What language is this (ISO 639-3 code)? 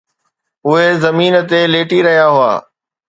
snd